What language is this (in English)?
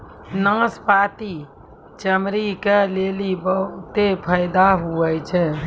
Maithili